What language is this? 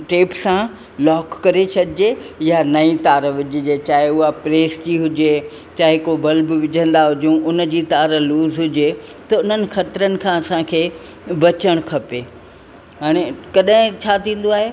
Sindhi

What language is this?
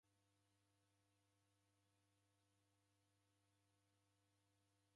Taita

